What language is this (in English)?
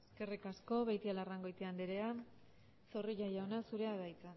Basque